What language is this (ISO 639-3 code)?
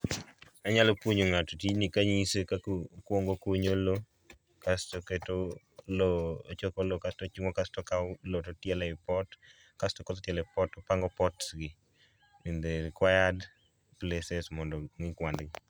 luo